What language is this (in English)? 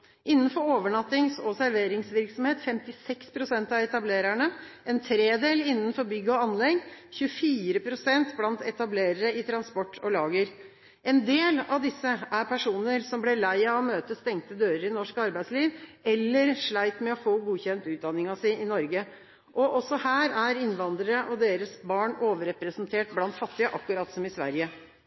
Norwegian Bokmål